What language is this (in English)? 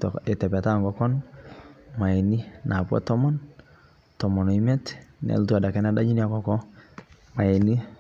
Masai